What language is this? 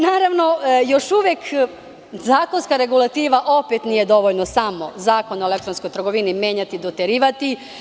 Serbian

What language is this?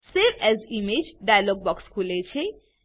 Gujarati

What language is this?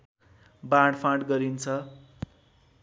Nepali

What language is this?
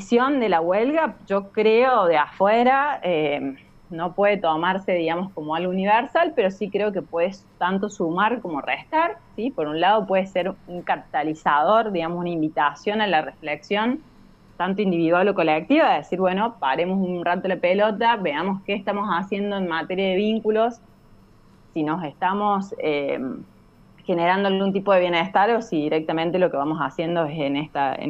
Spanish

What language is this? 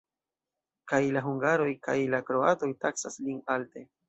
Esperanto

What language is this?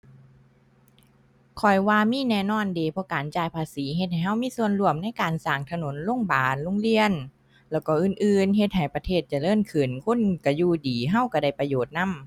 Thai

